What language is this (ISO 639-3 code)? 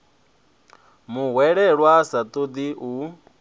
ven